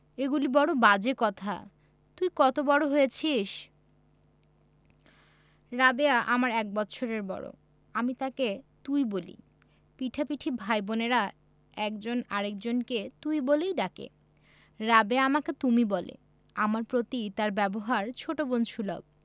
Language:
Bangla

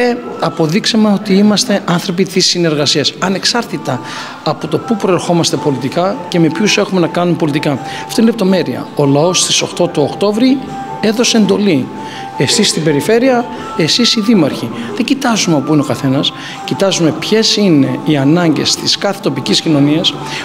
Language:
Greek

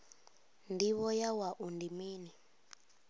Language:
Venda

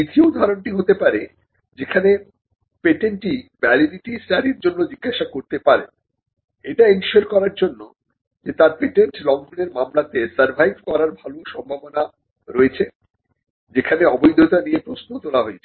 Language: Bangla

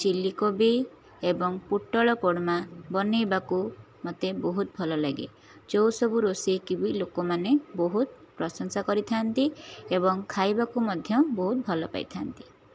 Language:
Odia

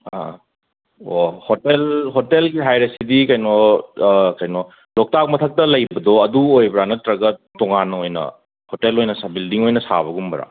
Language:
Manipuri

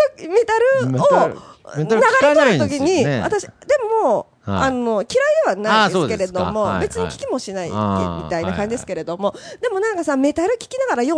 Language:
Japanese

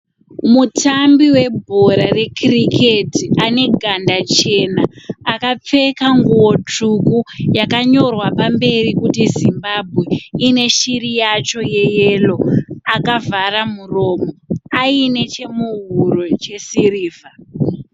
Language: Shona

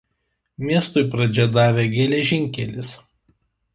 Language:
Lithuanian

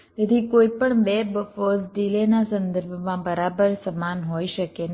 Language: Gujarati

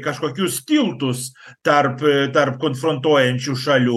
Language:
Lithuanian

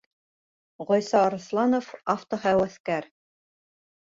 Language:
Bashkir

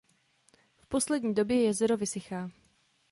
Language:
Czech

